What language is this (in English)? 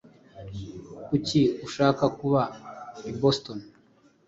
Kinyarwanda